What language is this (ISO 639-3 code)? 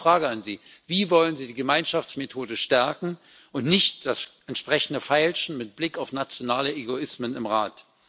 deu